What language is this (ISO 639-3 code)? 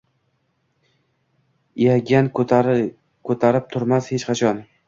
uzb